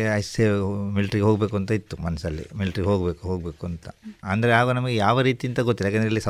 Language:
Kannada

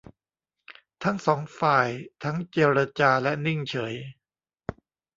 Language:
Thai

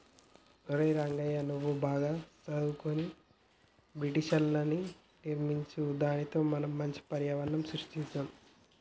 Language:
Telugu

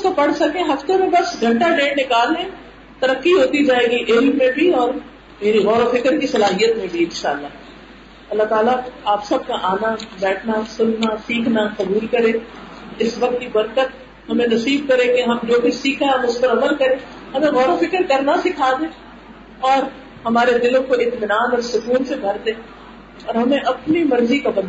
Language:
Urdu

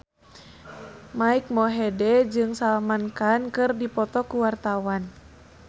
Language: Sundanese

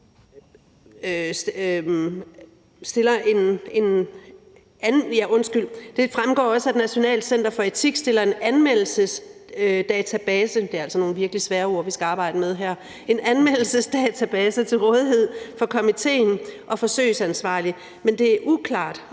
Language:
Danish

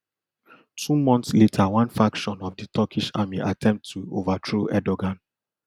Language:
Nigerian Pidgin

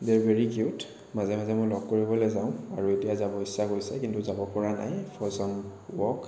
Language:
Assamese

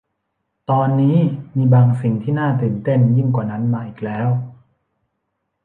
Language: Thai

